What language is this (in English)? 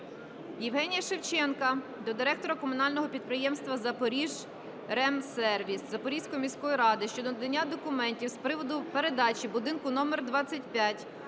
Ukrainian